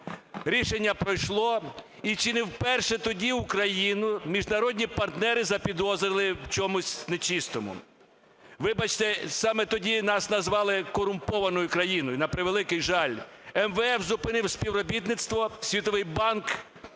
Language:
Ukrainian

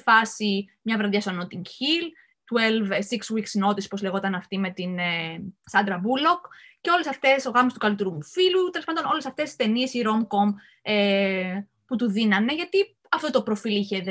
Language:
Greek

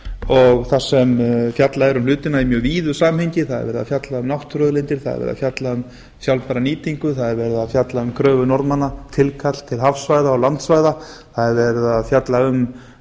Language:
Icelandic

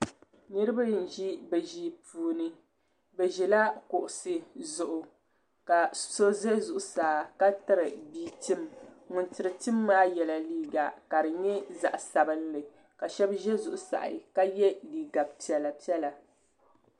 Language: Dagbani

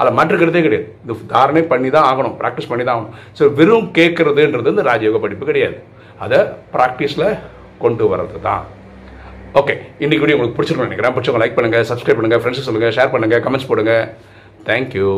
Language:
Tamil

